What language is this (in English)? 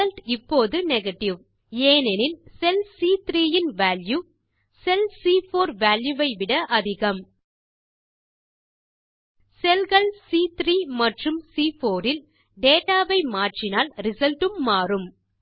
Tamil